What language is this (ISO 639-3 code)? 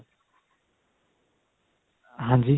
pan